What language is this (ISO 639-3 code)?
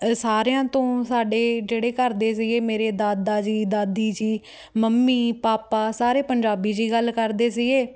pan